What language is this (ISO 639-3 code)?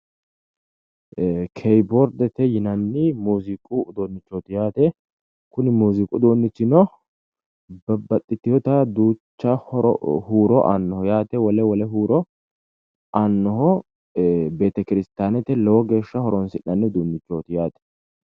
sid